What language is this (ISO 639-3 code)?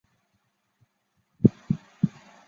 zho